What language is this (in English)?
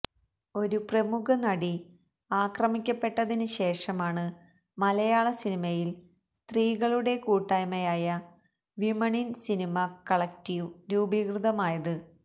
Malayalam